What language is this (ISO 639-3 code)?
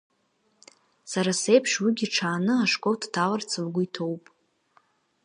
abk